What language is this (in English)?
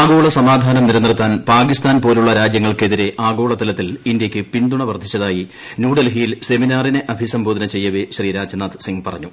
Malayalam